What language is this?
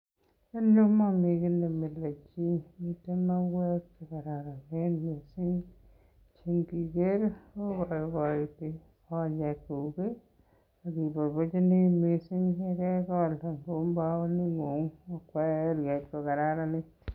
Kalenjin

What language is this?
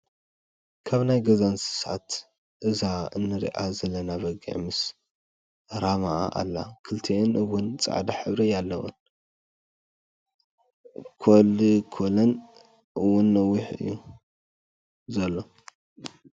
Tigrinya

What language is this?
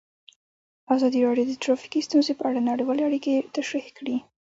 Pashto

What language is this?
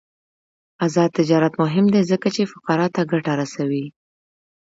Pashto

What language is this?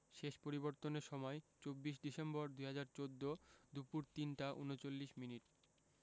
Bangla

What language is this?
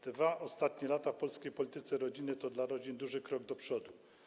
Polish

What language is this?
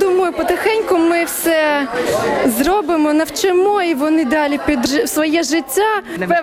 Ukrainian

